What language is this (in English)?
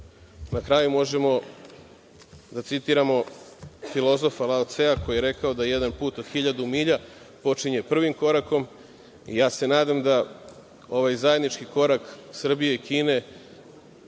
Serbian